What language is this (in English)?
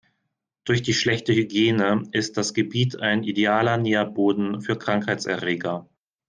German